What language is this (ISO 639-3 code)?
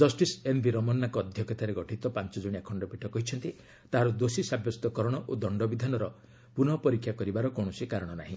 ori